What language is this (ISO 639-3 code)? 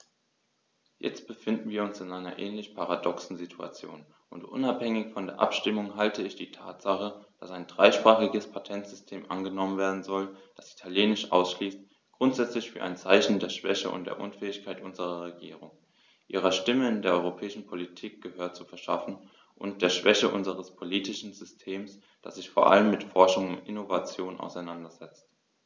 deu